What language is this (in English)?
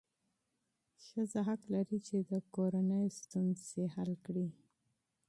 Pashto